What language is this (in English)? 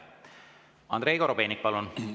Estonian